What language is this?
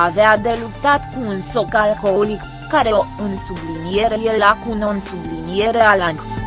Romanian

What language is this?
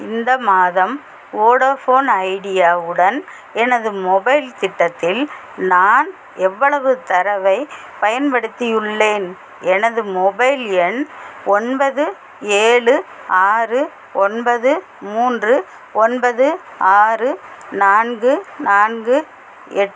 Tamil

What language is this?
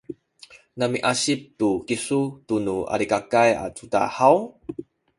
Sakizaya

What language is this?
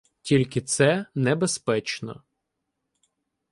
Ukrainian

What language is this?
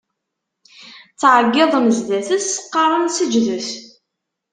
Kabyle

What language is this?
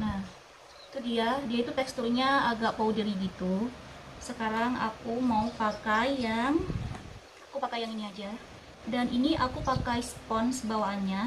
Indonesian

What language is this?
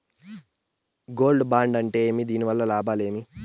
Telugu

